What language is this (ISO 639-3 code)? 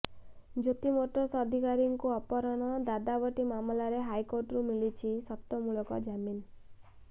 ori